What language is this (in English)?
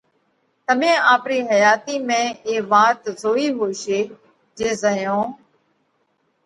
Parkari Koli